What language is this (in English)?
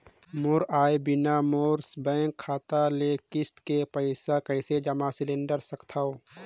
Chhattisgarhi